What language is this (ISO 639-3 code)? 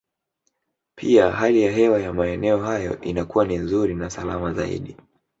swa